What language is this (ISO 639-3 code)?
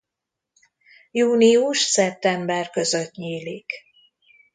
hun